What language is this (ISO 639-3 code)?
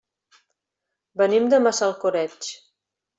cat